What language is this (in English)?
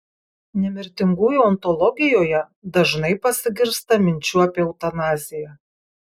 Lithuanian